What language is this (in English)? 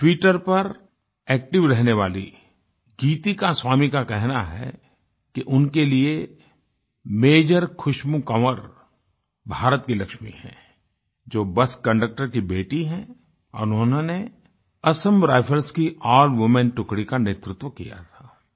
Hindi